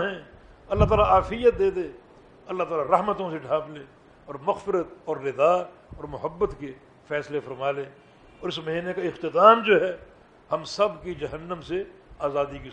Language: Urdu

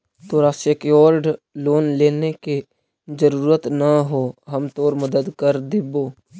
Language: Magahi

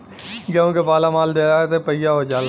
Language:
Bhojpuri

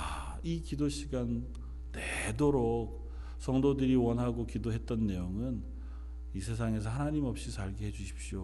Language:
Korean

